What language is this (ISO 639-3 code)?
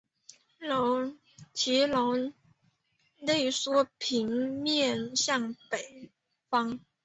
zho